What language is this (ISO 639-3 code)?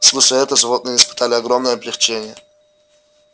rus